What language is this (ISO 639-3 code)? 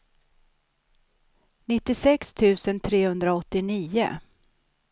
swe